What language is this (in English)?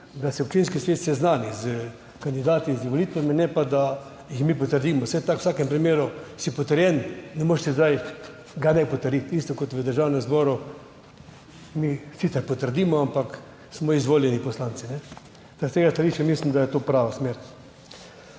Slovenian